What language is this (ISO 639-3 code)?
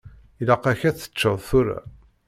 kab